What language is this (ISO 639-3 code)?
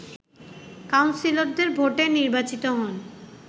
ben